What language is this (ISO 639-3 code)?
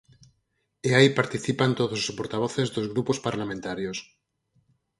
glg